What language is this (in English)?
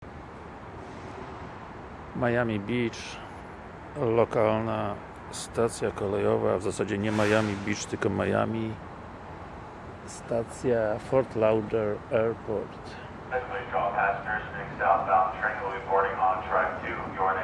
Polish